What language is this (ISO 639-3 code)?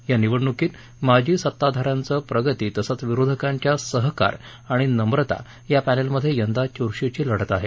mar